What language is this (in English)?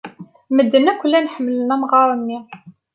Kabyle